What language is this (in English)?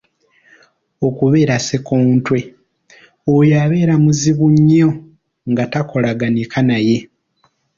Ganda